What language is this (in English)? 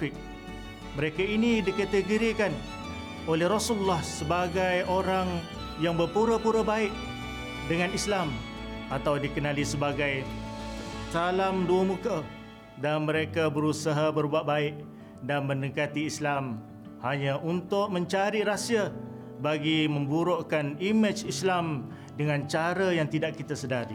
Malay